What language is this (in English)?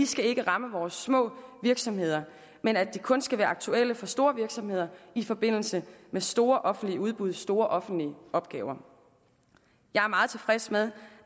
Danish